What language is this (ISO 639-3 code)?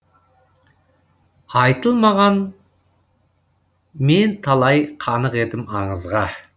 kaz